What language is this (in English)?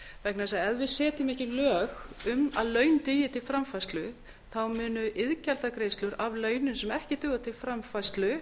Icelandic